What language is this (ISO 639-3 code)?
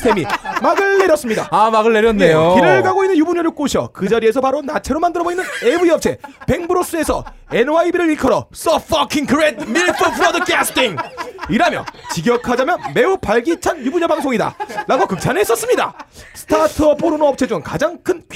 kor